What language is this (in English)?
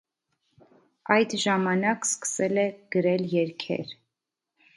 Armenian